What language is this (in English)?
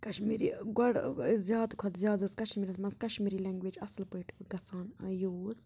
Kashmiri